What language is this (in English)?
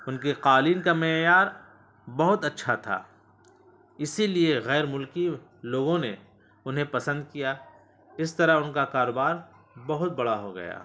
Urdu